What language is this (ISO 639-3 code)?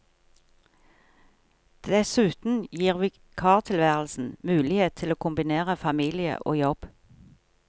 nor